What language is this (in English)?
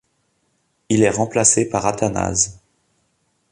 French